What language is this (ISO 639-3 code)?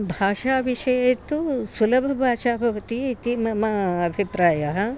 san